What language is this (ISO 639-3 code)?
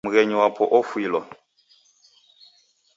dav